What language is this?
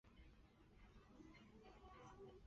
Chinese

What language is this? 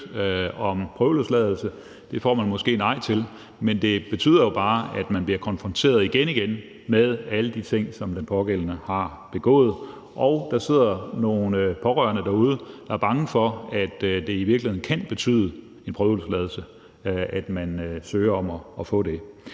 Danish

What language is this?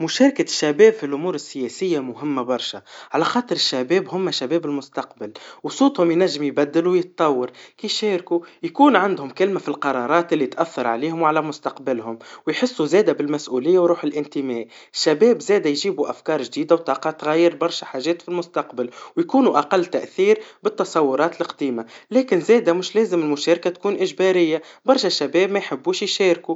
Tunisian Arabic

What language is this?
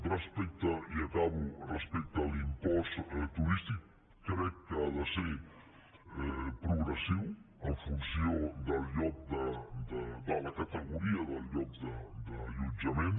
Catalan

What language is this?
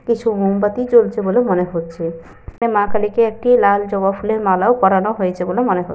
Bangla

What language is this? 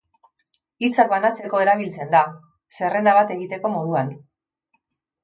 Basque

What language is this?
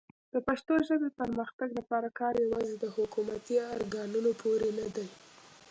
Pashto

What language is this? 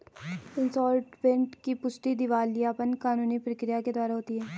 Hindi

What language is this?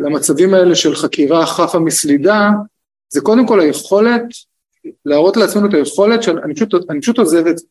Hebrew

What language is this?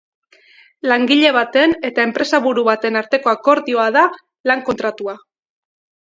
Basque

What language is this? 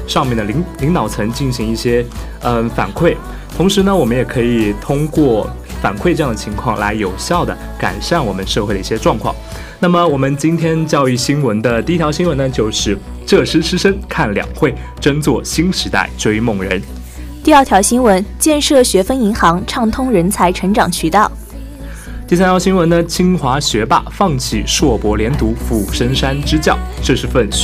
Chinese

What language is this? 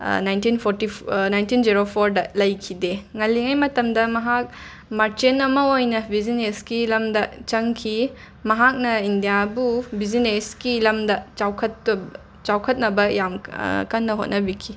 Manipuri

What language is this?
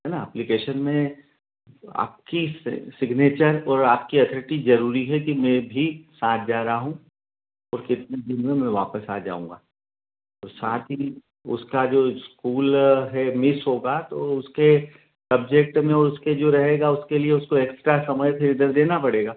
Hindi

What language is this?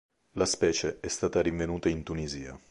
Italian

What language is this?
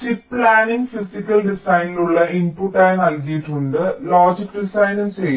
Malayalam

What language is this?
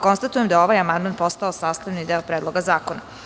Serbian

